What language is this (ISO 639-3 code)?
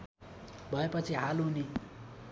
nep